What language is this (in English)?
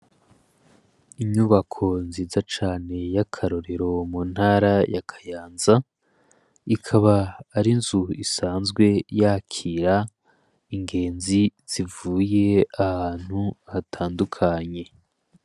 Rundi